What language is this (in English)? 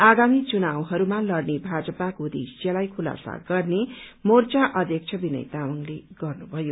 Nepali